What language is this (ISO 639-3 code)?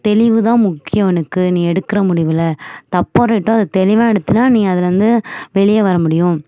tam